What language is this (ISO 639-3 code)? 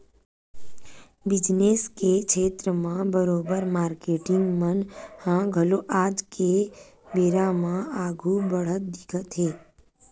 hne